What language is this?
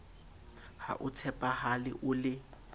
Southern Sotho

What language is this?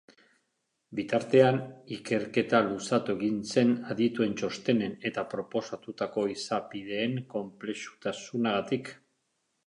Basque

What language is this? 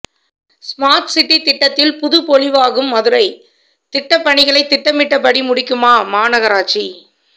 Tamil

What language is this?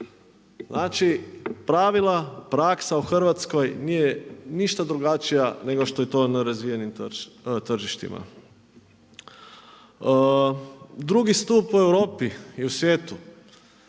Croatian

